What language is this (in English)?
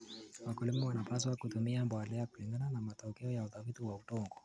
Kalenjin